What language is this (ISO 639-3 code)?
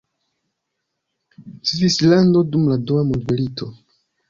epo